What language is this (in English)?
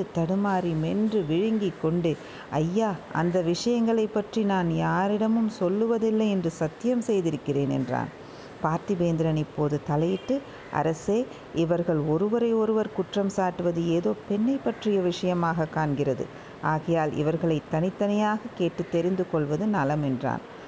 Tamil